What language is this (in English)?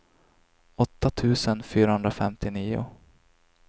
Swedish